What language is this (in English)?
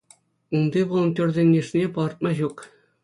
Chuvash